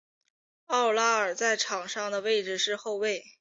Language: Chinese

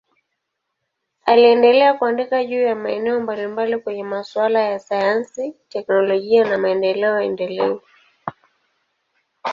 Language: Swahili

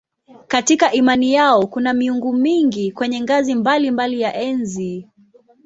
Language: Swahili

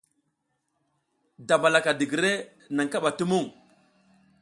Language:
South Giziga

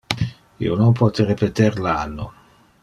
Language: Interlingua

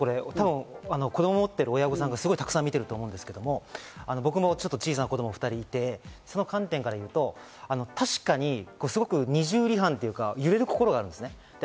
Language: Japanese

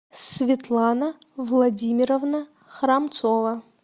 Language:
Russian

